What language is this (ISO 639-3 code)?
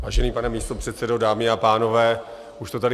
ces